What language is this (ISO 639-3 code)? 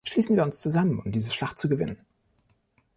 deu